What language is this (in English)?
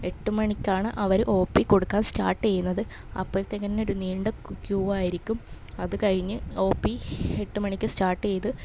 Malayalam